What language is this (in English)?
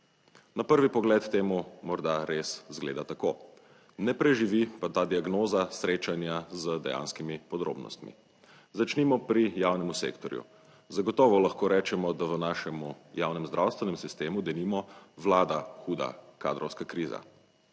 Slovenian